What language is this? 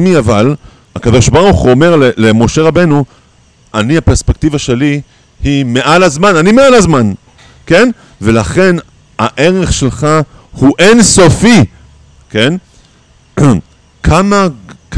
Hebrew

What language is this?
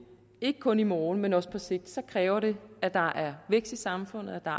Danish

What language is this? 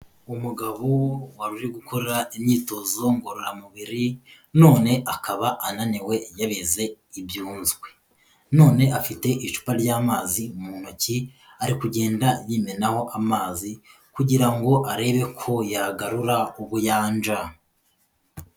Kinyarwanda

